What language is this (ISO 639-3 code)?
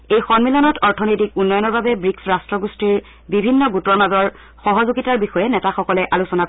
asm